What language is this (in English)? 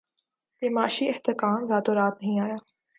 Urdu